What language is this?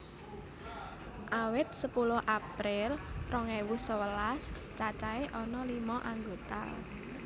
Javanese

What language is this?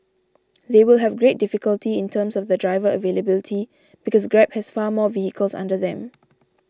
English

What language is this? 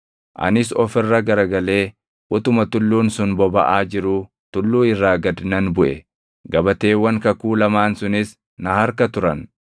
Oromo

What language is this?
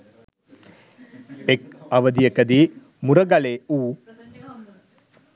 Sinhala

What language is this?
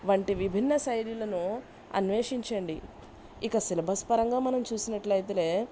Telugu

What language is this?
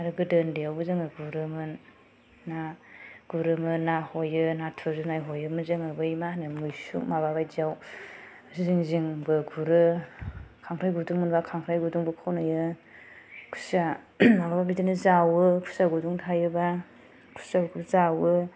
Bodo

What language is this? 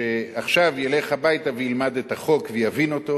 Hebrew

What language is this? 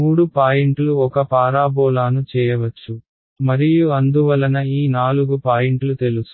Telugu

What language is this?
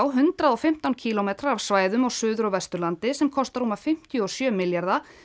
Icelandic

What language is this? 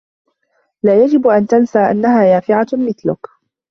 Arabic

